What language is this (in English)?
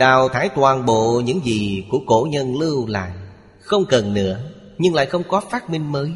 Vietnamese